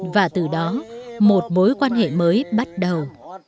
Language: Vietnamese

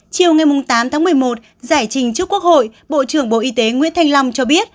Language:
Vietnamese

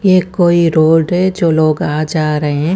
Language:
Hindi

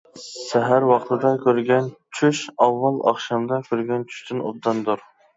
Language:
Uyghur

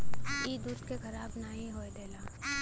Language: Bhojpuri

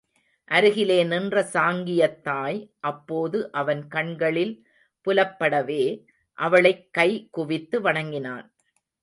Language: Tamil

